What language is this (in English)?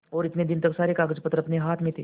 Hindi